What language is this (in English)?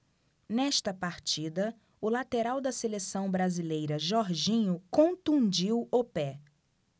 Portuguese